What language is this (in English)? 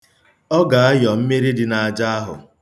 Igbo